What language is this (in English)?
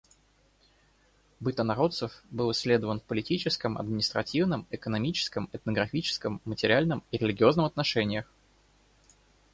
Russian